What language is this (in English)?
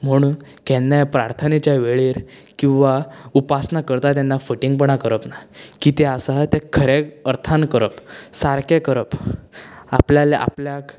Konkani